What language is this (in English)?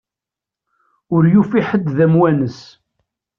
Kabyle